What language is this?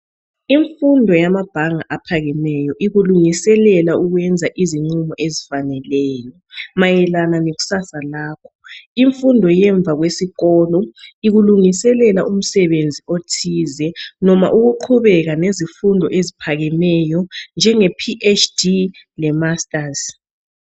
North Ndebele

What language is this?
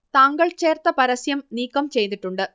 Malayalam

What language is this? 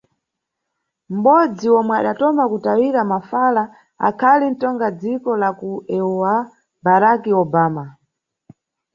Nyungwe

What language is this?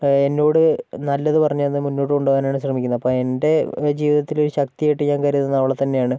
Malayalam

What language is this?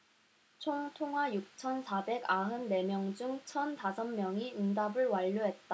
Korean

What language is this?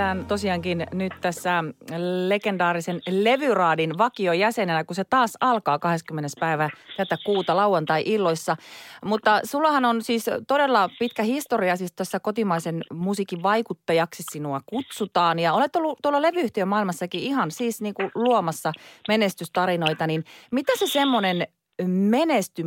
Finnish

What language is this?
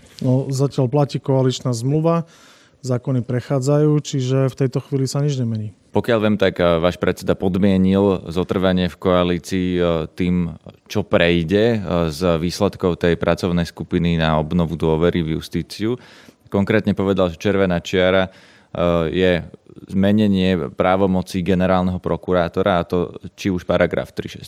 Slovak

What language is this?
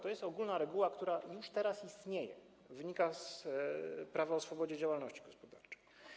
Polish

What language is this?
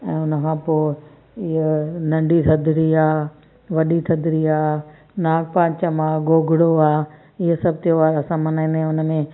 Sindhi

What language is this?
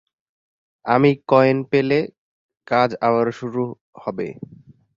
Bangla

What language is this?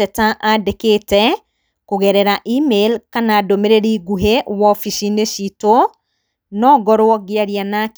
Kikuyu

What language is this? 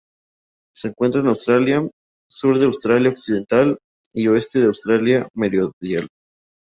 Spanish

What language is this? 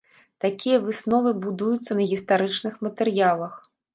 Belarusian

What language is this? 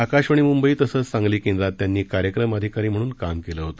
Marathi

